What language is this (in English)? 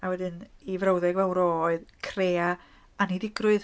Welsh